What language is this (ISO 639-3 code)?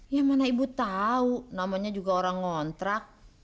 ind